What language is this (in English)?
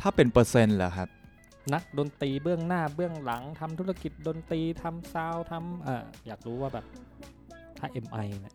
Thai